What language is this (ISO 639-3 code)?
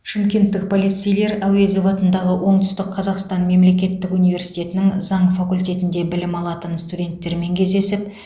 kaz